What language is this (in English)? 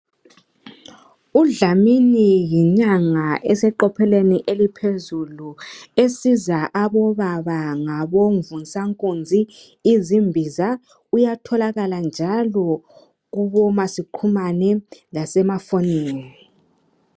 North Ndebele